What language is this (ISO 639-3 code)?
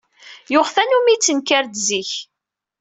kab